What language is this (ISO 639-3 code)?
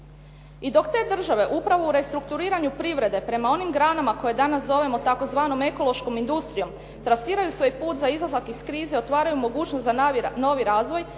hrv